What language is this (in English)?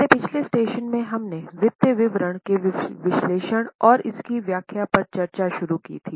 Hindi